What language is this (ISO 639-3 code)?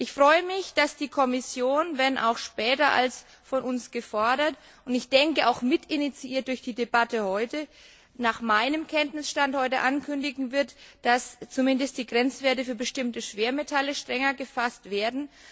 deu